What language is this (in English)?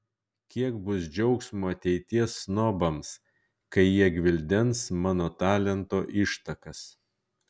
Lithuanian